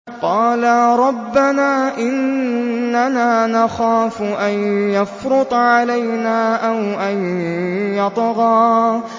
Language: Arabic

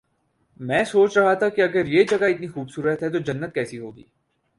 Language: Urdu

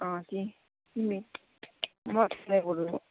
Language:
Nepali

